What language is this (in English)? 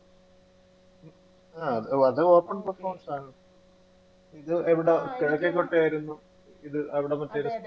Malayalam